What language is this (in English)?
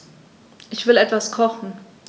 German